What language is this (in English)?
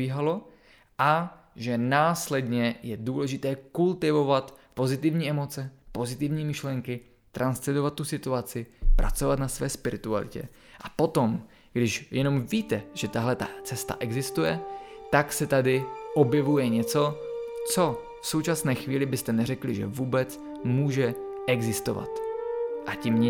Czech